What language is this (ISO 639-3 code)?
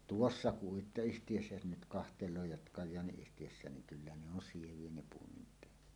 fin